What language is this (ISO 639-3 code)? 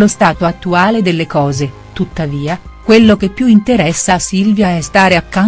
ita